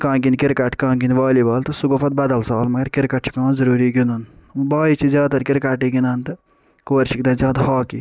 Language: Kashmiri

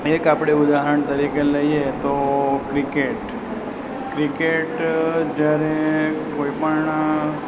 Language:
Gujarati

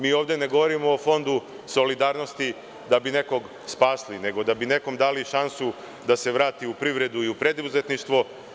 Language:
Serbian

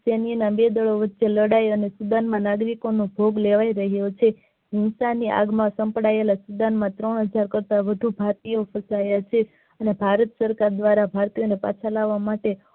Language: Gujarati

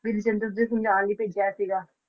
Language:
Punjabi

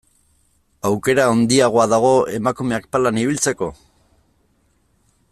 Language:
Basque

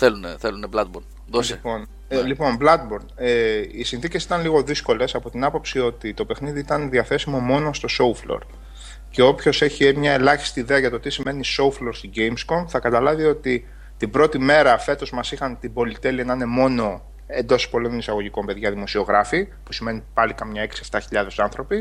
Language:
Greek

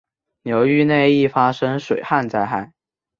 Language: Chinese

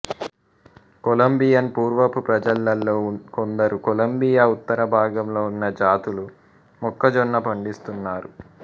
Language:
Telugu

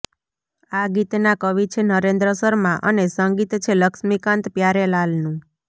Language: Gujarati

